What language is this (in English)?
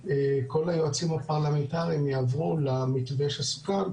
Hebrew